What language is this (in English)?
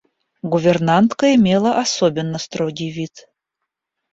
Russian